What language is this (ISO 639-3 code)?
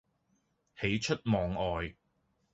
yue